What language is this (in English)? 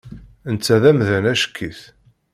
Kabyle